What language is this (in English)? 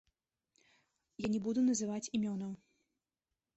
Belarusian